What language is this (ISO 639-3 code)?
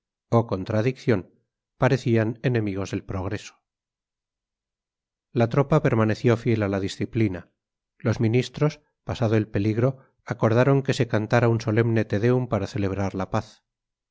spa